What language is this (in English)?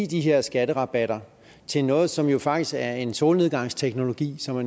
Danish